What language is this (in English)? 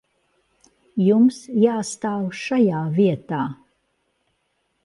Latvian